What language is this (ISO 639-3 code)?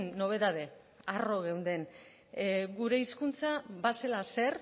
eus